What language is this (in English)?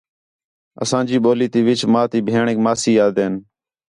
Khetrani